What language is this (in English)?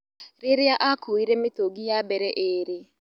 Kikuyu